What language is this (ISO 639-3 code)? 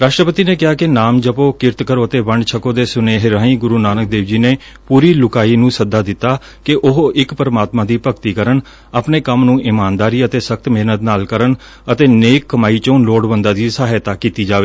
pan